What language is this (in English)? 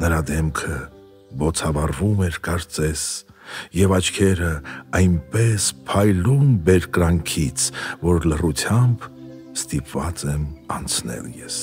Romanian